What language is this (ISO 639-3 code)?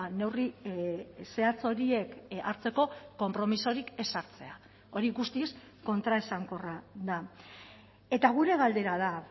eus